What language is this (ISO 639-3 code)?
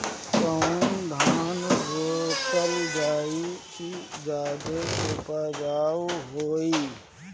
bho